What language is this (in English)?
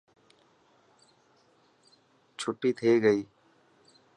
Dhatki